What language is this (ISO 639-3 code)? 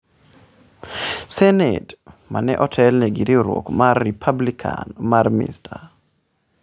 luo